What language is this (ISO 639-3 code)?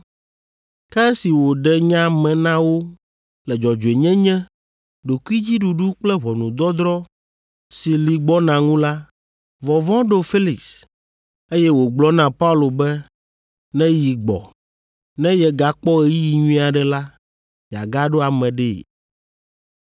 ewe